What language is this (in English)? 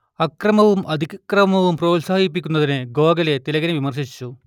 Malayalam